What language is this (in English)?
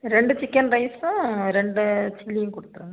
Tamil